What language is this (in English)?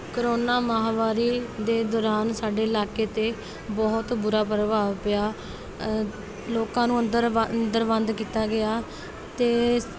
Punjabi